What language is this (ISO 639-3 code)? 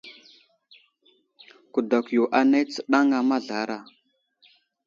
udl